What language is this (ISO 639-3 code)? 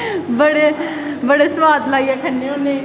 doi